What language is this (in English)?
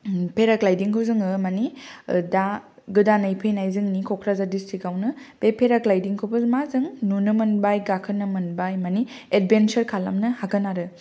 Bodo